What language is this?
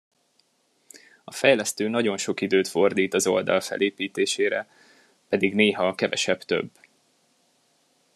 Hungarian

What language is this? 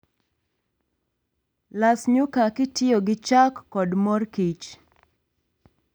Luo (Kenya and Tanzania)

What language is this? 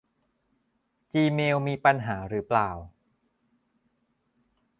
Thai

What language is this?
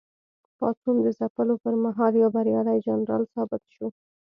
Pashto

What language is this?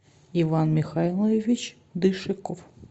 Russian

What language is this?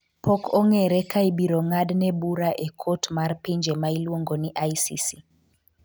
Luo (Kenya and Tanzania)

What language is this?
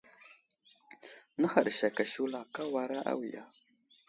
Wuzlam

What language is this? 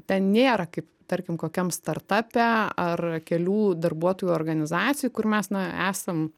Lithuanian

